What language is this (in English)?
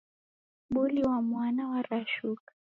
Taita